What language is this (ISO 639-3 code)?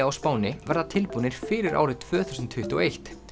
isl